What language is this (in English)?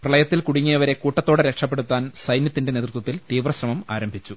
Malayalam